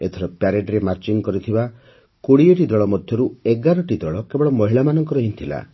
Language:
Odia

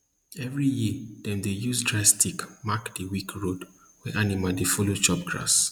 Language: Nigerian Pidgin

